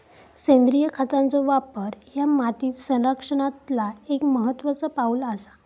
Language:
Marathi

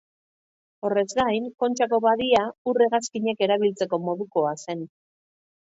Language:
Basque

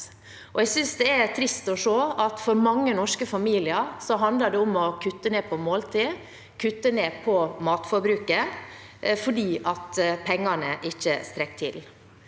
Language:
Norwegian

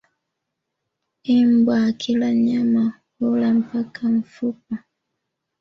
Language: Swahili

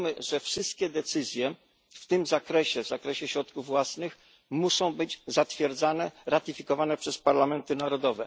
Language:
Polish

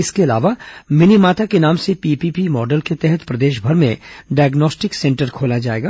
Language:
Hindi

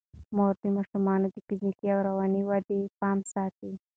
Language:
Pashto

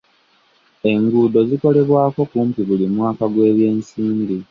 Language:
Ganda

